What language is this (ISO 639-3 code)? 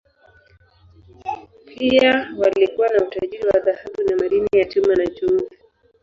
swa